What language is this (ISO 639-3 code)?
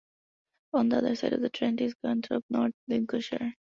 eng